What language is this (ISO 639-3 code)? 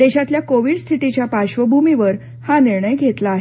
mar